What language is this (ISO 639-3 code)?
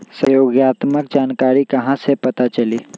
mag